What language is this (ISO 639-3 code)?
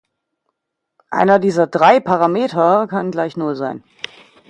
deu